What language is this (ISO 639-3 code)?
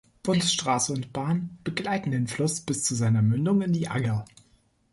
deu